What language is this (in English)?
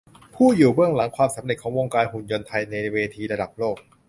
Thai